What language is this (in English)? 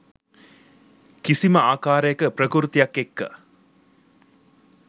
Sinhala